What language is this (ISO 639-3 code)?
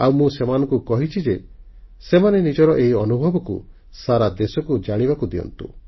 ori